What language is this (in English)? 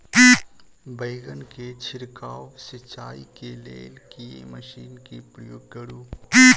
Maithili